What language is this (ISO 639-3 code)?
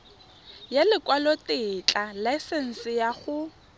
tsn